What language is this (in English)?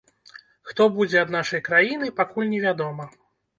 Belarusian